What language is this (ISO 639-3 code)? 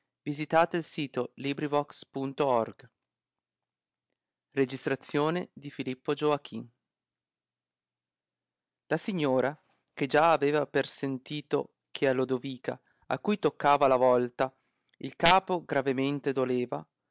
ita